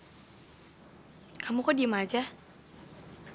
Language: Indonesian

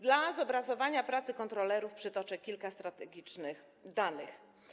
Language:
Polish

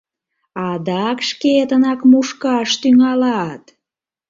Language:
Mari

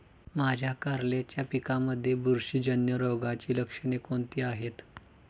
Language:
Marathi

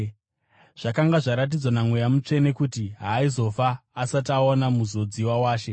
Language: Shona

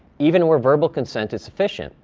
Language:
English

